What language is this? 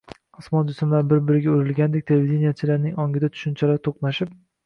Uzbek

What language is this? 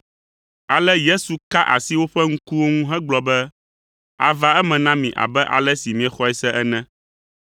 Ewe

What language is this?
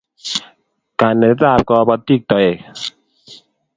Kalenjin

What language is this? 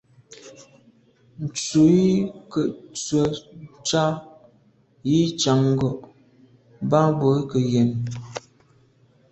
Medumba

